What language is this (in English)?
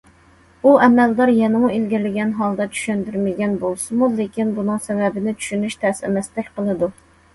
Uyghur